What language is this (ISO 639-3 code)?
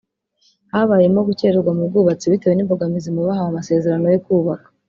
kin